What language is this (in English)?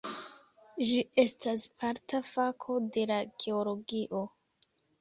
Esperanto